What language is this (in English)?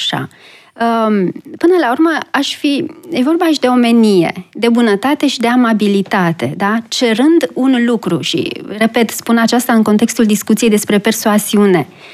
Romanian